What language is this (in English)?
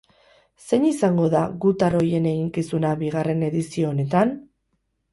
Basque